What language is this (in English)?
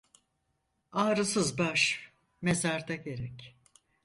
Turkish